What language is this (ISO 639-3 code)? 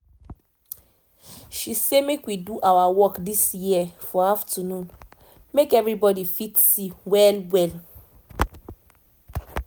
pcm